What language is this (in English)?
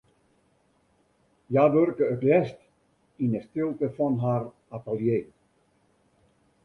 Western Frisian